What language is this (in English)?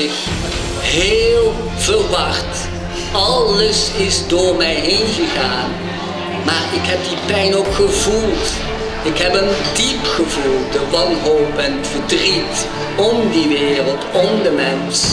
Dutch